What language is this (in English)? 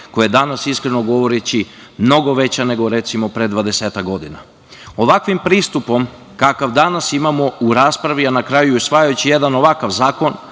Serbian